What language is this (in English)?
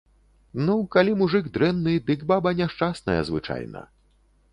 Belarusian